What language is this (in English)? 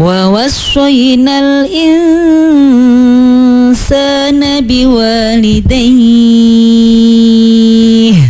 Indonesian